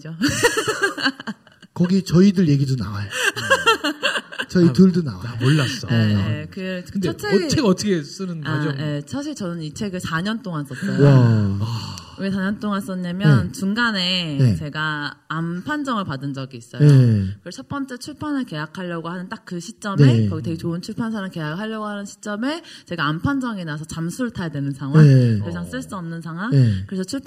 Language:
Korean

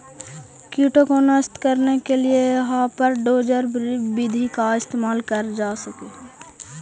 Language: Magahi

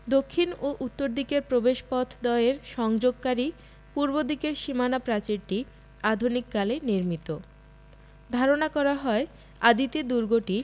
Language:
Bangla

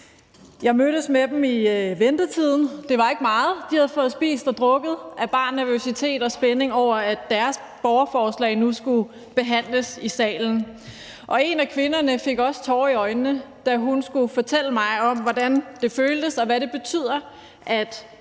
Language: Danish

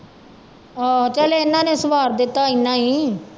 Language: Punjabi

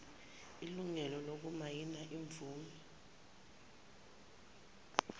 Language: Zulu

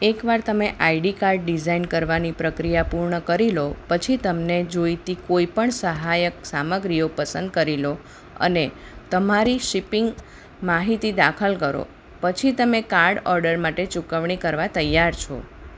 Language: Gujarati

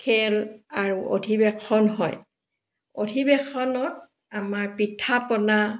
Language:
Assamese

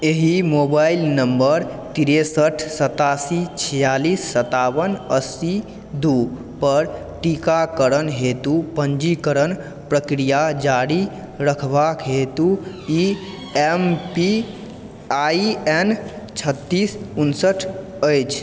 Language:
Maithili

